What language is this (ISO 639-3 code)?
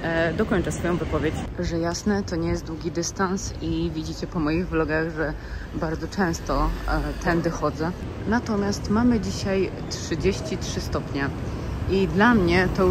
pol